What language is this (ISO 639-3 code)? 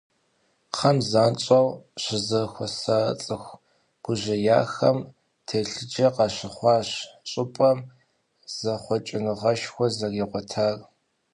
kbd